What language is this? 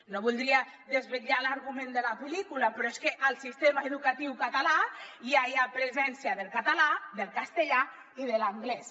Catalan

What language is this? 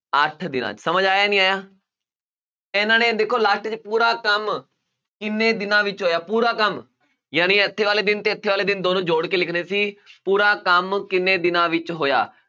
Punjabi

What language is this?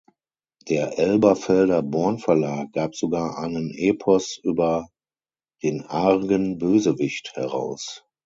German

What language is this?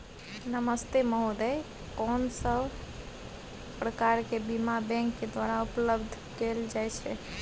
Maithili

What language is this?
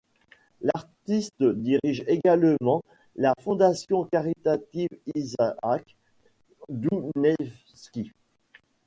French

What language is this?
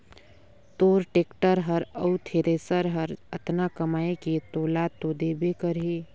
Chhattisgarhi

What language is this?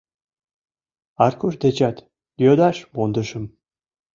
Mari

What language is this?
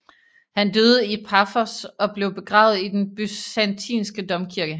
Danish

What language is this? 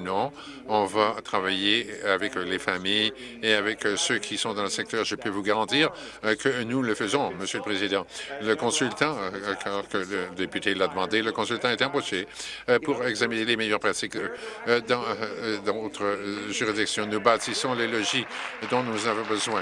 French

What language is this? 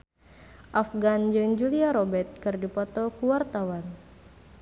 Sundanese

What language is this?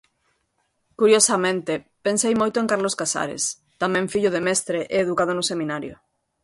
Galician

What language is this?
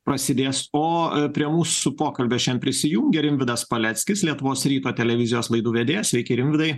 Lithuanian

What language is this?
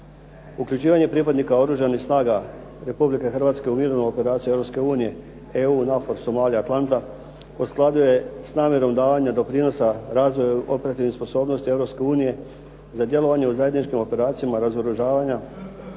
Croatian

